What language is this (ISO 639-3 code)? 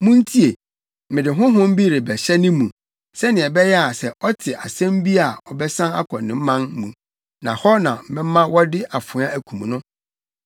aka